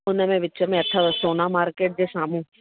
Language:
Sindhi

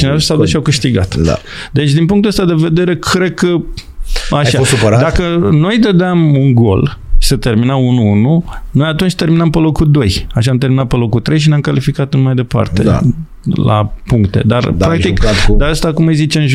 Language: Romanian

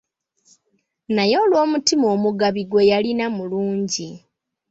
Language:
Ganda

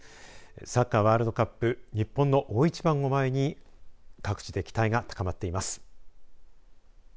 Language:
Japanese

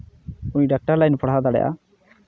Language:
Santali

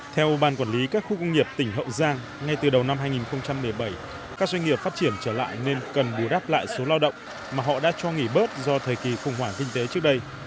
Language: Vietnamese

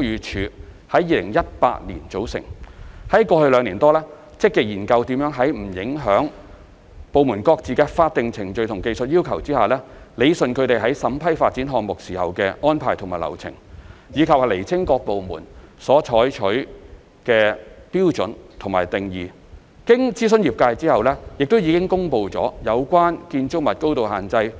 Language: Cantonese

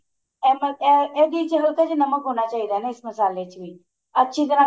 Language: Punjabi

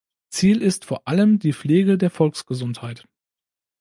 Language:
German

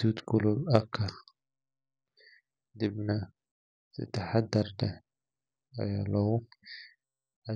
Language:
Somali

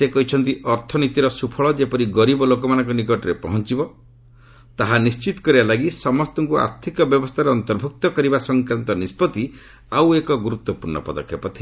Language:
Odia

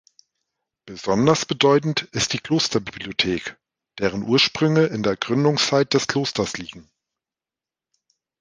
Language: German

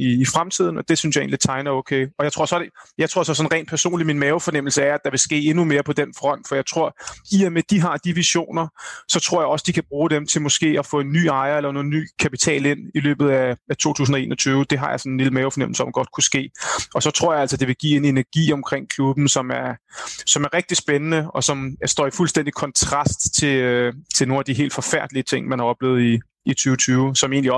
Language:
Danish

